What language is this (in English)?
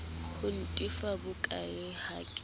Southern Sotho